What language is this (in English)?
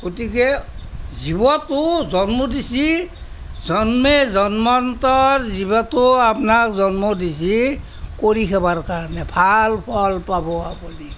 Assamese